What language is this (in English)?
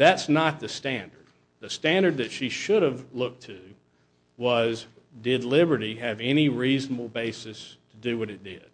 English